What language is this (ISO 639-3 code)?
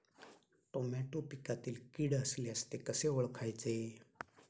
mar